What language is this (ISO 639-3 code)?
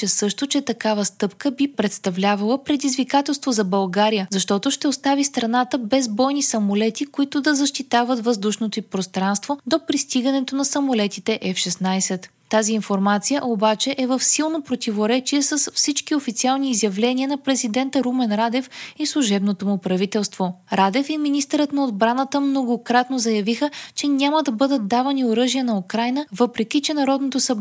bul